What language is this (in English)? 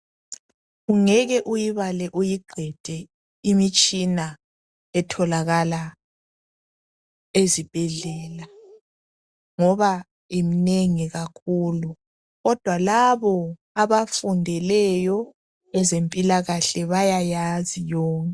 North Ndebele